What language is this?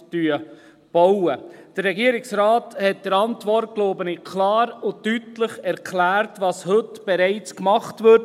Swiss German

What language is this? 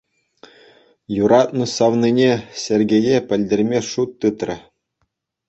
Chuvash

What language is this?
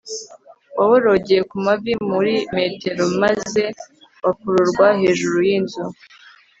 Kinyarwanda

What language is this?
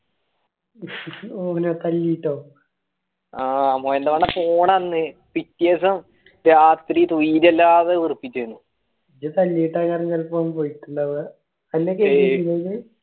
Malayalam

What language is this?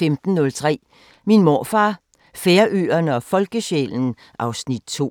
Danish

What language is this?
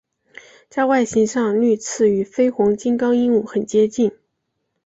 Chinese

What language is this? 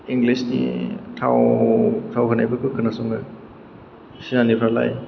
Bodo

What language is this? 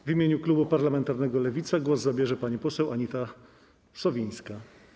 Polish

